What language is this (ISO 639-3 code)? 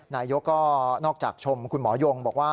tha